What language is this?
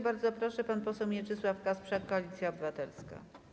Polish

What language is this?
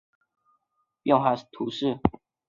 Chinese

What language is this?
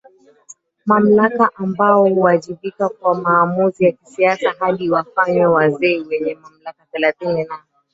Swahili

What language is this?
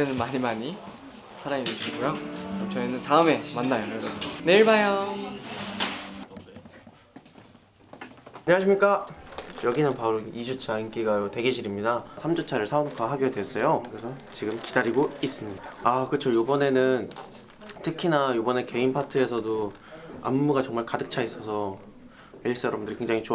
Korean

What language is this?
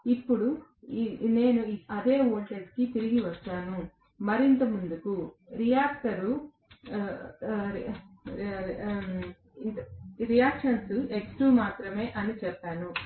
Telugu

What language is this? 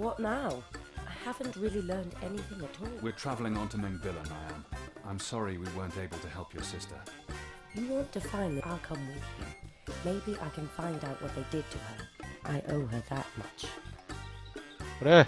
Korean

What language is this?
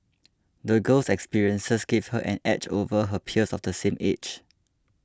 English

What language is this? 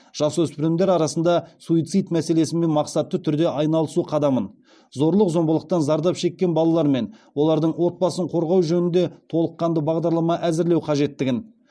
Kazakh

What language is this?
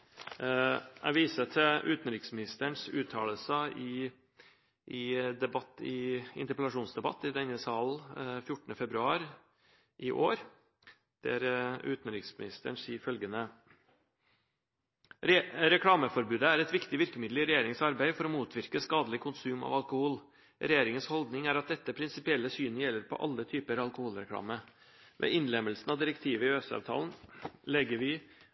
Norwegian Bokmål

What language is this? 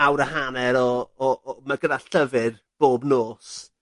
Welsh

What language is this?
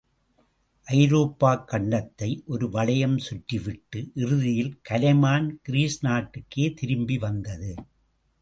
Tamil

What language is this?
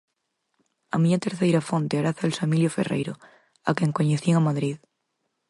Galician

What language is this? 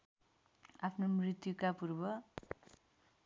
Nepali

